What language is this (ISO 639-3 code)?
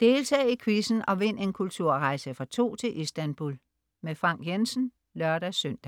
dan